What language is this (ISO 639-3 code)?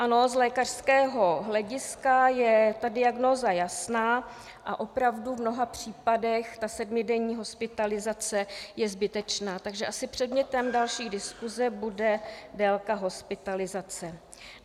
ces